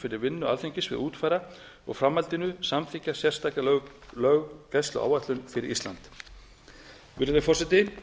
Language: Icelandic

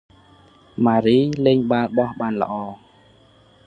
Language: Khmer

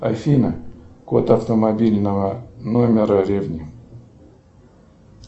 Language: Russian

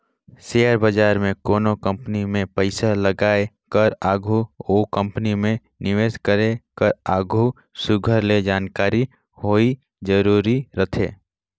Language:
Chhattisgarhi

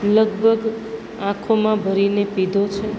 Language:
Gujarati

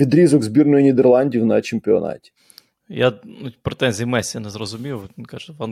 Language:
Ukrainian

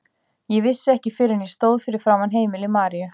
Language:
Icelandic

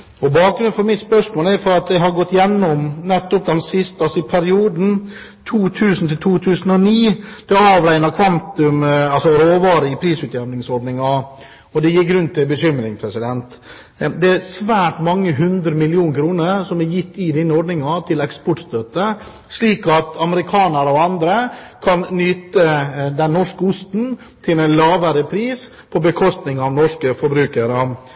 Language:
Norwegian Bokmål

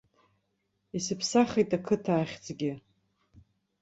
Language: Abkhazian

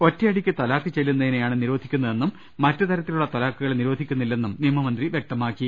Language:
Malayalam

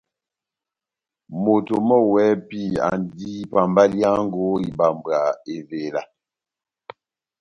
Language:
Batanga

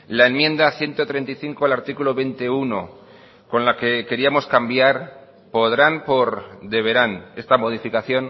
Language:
Spanish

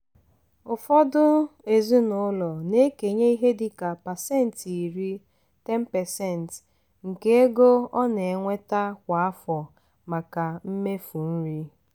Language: Igbo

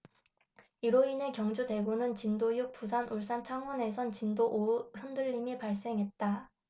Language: Korean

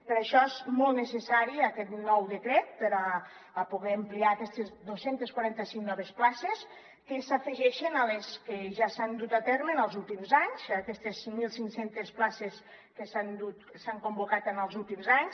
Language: Catalan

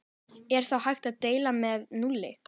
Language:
Icelandic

